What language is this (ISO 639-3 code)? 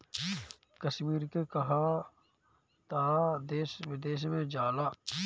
bho